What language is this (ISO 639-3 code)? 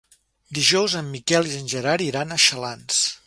cat